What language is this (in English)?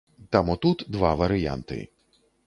Belarusian